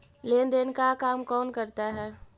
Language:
Magahi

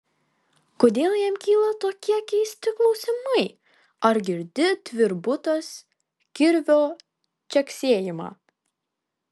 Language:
Lithuanian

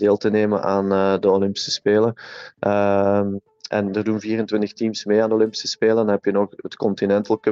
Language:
Dutch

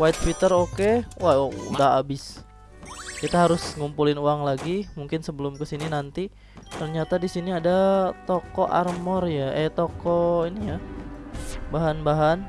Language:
Indonesian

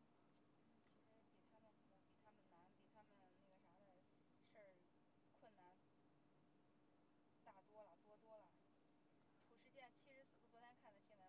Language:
Chinese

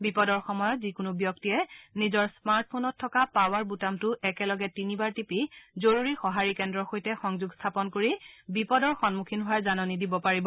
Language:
Assamese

